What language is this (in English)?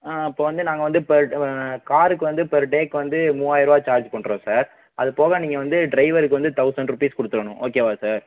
Tamil